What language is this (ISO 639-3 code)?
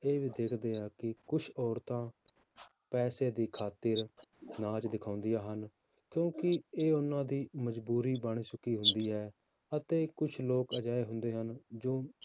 pan